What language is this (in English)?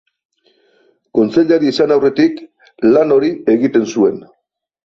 Basque